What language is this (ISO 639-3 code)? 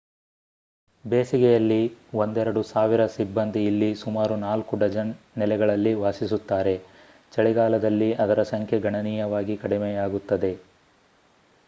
kan